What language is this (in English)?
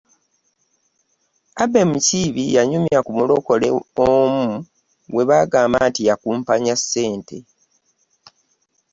Ganda